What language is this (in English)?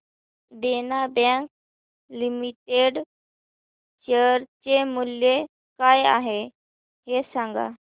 Marathi